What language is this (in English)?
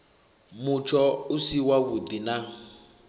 Venda